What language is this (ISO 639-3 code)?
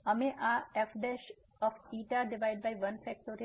guj